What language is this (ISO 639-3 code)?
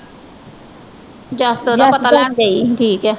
pan